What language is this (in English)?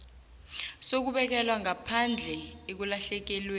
South Ndebele